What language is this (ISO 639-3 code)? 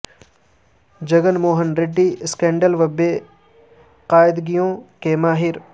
urd